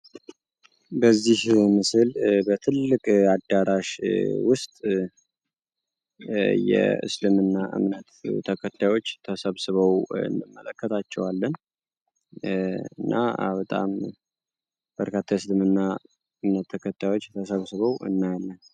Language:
Amharic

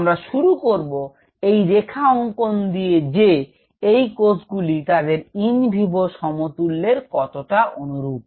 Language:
Bangla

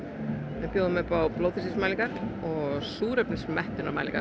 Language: Icelandic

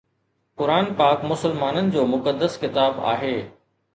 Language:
Sindhi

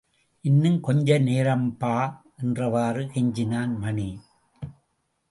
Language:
Tamil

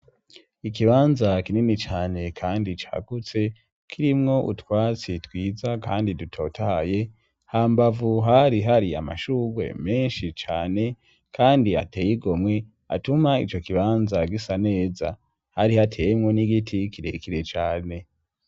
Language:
Rundi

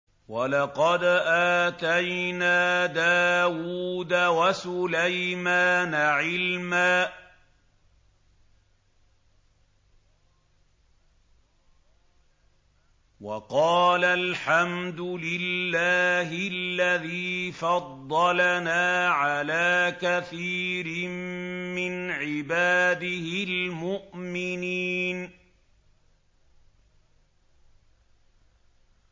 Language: Arabic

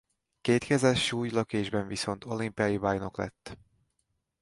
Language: Hungarian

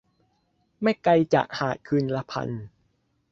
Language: Thai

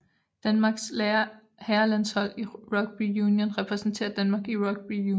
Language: Danish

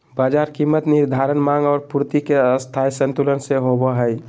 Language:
Magahi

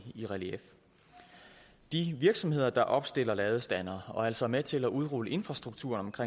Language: Danish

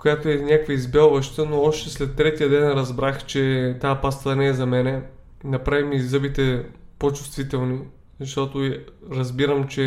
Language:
Bulgarian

